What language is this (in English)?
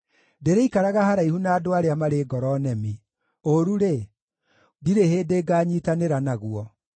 Kikuyu